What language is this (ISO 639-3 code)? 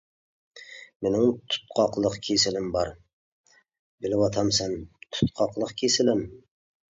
uig